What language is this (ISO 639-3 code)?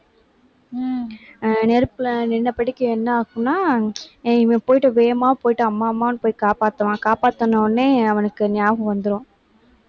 tam